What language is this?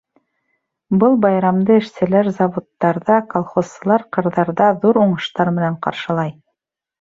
Bashkir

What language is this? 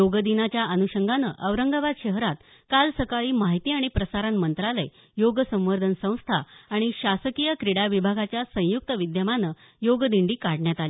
Marathi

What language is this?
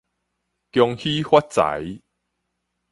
Min Nan Chinese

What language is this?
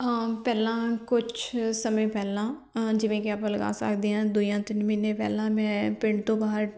Punjabi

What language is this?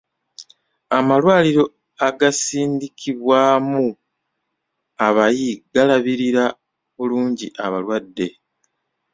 Ganda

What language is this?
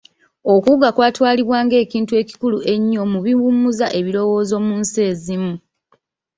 Ganda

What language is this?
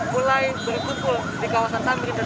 Indonesian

